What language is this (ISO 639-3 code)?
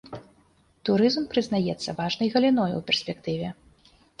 bel